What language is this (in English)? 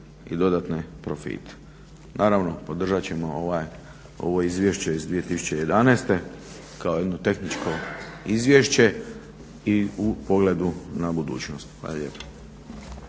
Croatian